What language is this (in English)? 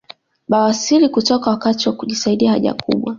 Swahili